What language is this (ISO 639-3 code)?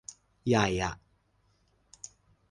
tha